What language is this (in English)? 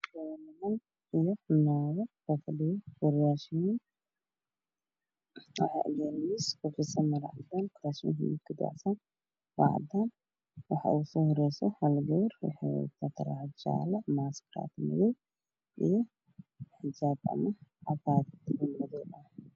Somali